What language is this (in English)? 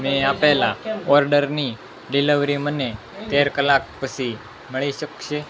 Gujarati